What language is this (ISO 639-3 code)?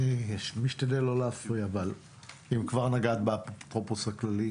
heb